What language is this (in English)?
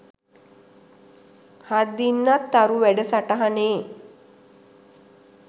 Sinhala